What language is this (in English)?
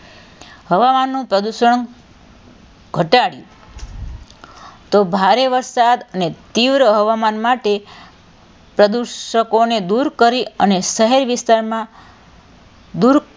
Gujarati